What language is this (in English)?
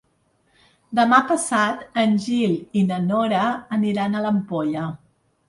Catalan